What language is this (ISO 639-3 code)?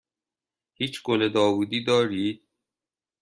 fas